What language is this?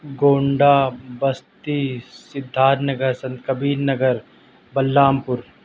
Urdu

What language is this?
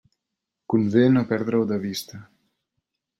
Catalan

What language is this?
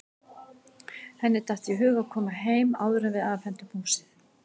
Icelandic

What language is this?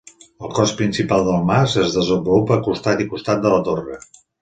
Catalan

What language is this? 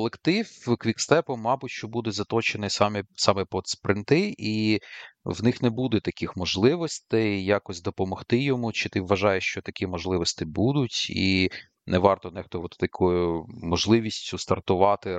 Ukrainian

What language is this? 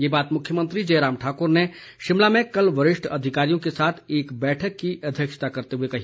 Hindi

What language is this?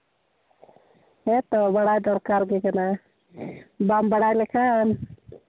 Santali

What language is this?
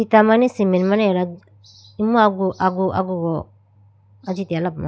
Idu-Mishmi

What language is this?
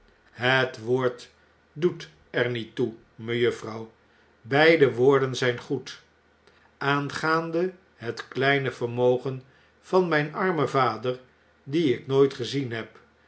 Dutch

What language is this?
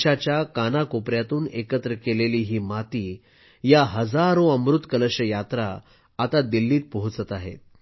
Marathi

